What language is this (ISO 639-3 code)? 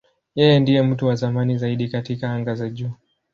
swa